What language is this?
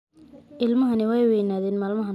Somali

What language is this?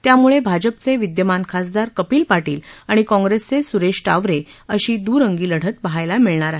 Marathi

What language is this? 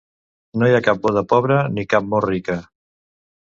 Catalan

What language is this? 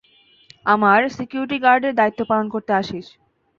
Bangla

